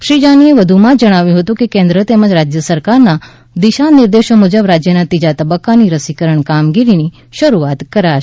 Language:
Gujarati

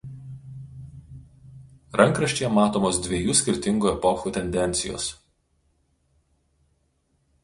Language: Lithuanian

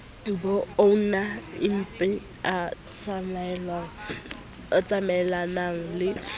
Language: Southern Sotho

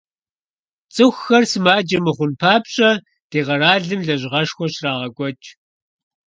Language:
Kabardian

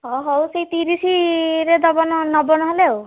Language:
Odia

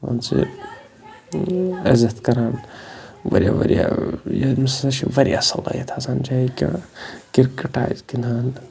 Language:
Kashmiri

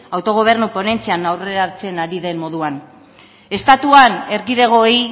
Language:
Basque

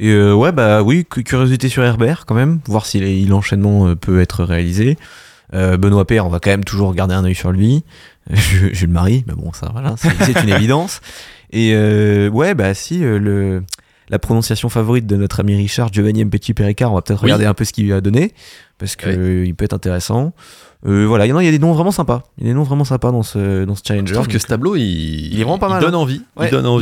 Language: French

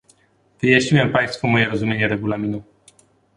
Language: Polish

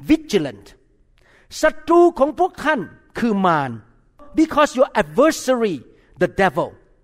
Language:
Thai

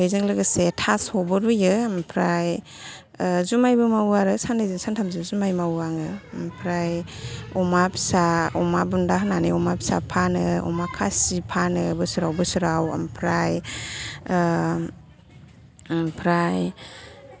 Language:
Bodo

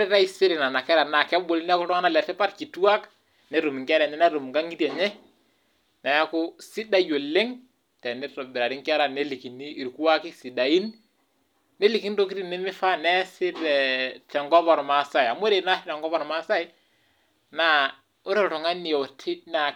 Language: Masai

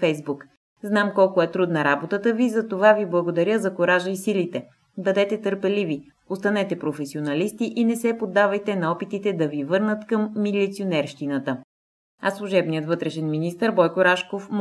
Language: Bulgarian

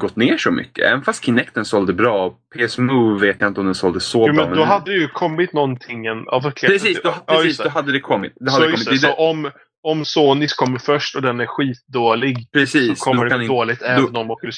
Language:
Swedish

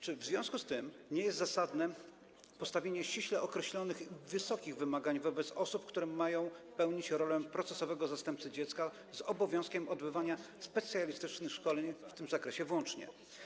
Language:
Polish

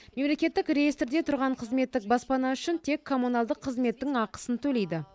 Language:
Kazakh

